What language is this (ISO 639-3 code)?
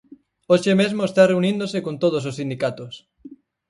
glg